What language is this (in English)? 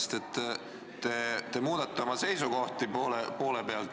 Estonian